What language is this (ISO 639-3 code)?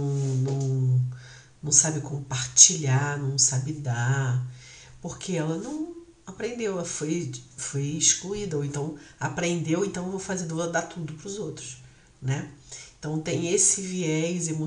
por